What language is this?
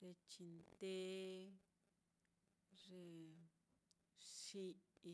Mitlatongo Mixtec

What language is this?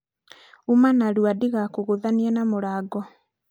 Kikuyu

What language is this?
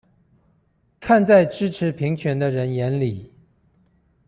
Chinese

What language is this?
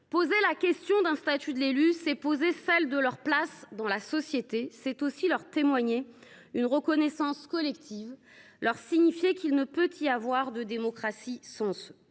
French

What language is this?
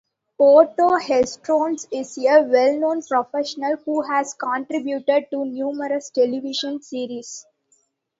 English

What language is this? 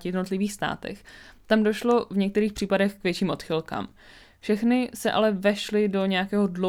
Czech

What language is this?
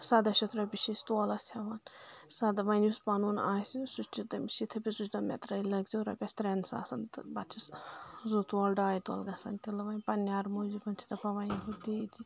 Kashmiri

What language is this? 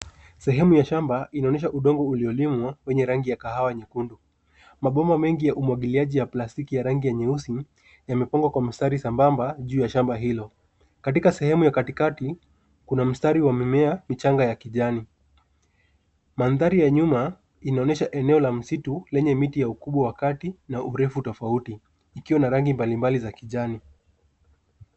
Swahili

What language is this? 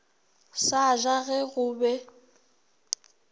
Northern Sotho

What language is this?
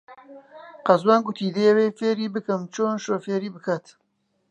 Central Kurdish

